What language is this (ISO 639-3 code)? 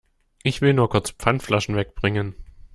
deu